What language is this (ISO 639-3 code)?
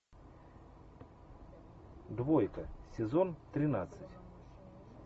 rus